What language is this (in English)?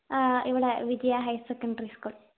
Malayalam